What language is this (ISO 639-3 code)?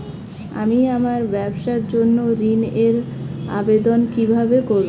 ben